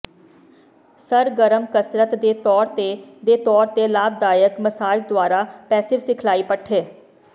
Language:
Punjabi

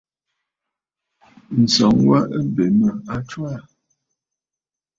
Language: Bafut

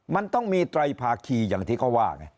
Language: Thai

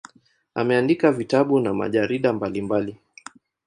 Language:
Swahili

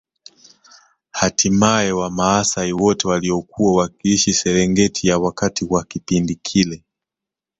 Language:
Swahili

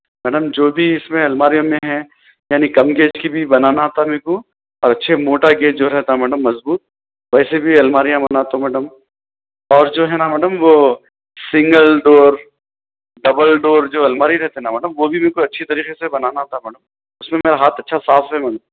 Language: Urdu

